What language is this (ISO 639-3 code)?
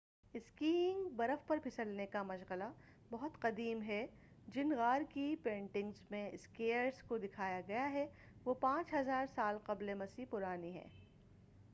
urd